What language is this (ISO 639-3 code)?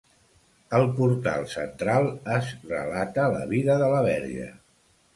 cat